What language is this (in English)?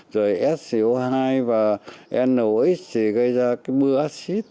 Vietnamese